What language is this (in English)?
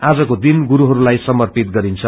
Nepali